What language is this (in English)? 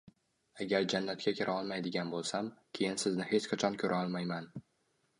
Uzbek